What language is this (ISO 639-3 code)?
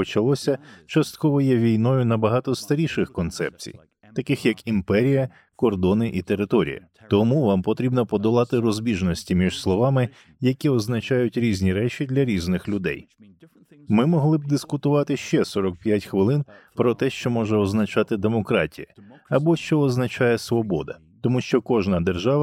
ukr